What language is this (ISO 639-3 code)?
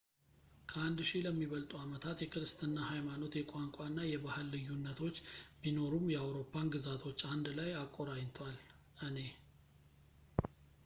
amh